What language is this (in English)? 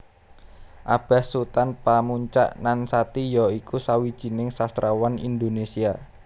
Javanese